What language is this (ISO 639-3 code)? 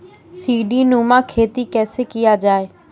mai